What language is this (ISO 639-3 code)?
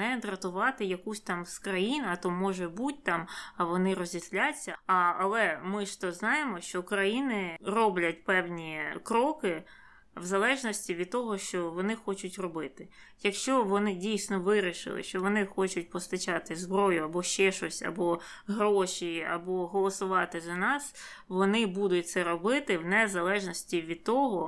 ukr